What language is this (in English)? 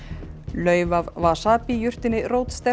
Icelandic